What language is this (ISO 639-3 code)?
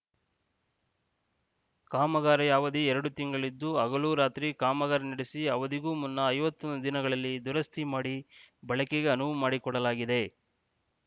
kan